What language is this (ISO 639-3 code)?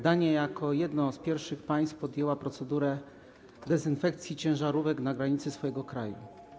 pol